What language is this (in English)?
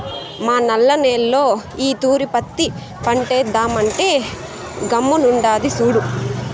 Telugu